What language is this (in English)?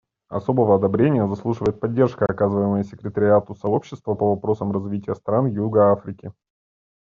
Russian